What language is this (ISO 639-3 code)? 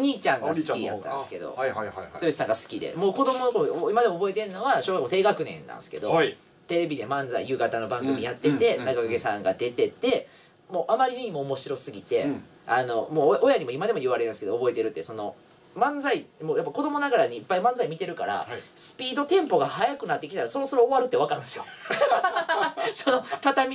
jpn